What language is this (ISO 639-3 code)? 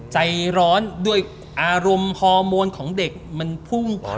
tha